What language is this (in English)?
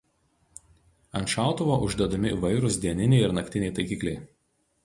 Lithuanian